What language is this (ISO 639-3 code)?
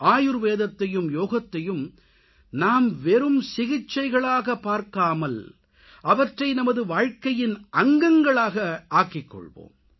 tam